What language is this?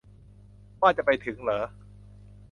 Thai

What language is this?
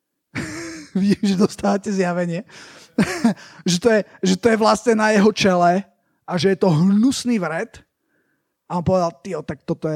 Slovak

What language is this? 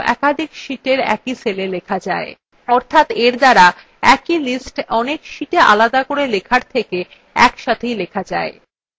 Bangla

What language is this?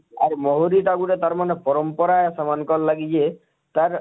Odia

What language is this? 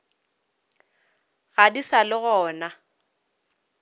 Northern Sotho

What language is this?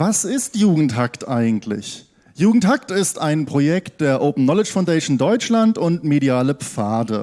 German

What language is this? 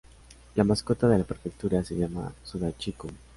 Spanish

